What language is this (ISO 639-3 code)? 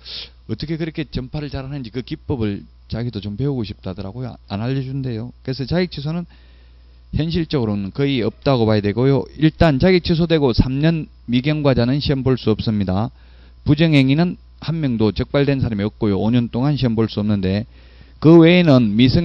kor